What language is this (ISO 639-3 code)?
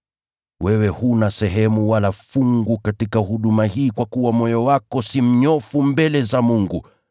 swa